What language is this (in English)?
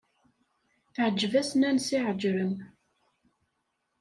Kabyle